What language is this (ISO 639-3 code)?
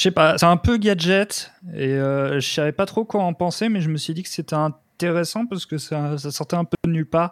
fra